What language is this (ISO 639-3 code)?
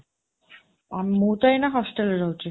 ori